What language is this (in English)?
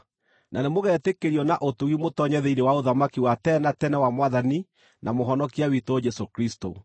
Kikuyu